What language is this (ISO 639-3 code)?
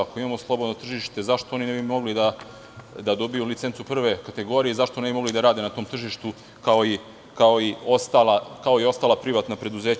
srp